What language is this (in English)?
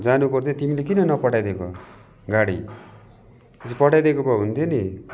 Nepali